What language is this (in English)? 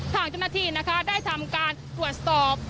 Thai